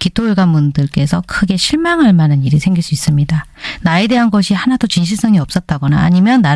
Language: Korean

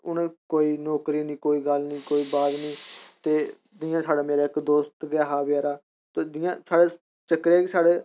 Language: Dogri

